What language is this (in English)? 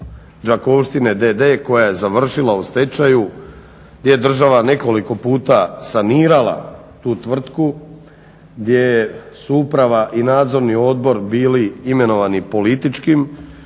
Croatian